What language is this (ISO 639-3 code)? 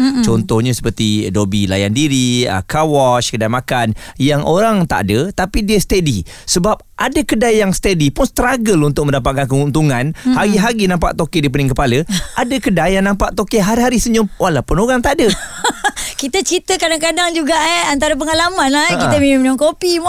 msa